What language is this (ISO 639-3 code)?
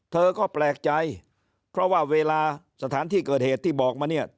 tha